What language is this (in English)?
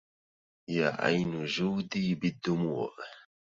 Arabic